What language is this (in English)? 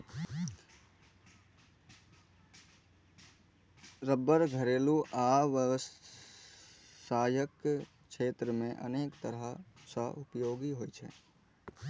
Maithili